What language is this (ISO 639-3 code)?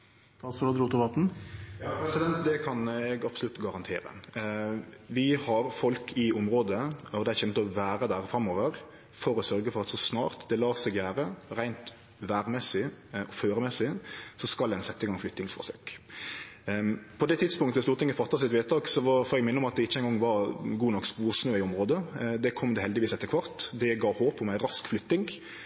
nno